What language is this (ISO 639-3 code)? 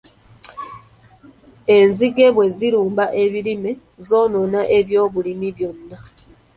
lug